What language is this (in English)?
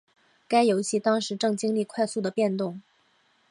Chinese